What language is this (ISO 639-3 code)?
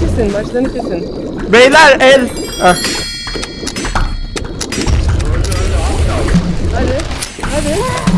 tur